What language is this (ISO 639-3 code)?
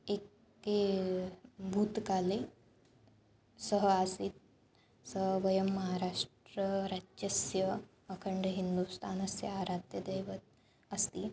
san